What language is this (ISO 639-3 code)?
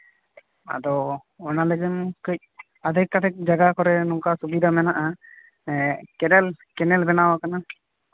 sat